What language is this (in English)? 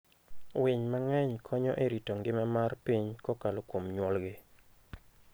Luo (Kenya and Tanzania)